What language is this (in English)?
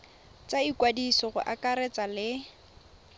Tswana